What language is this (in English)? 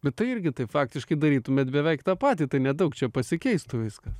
Lithuanian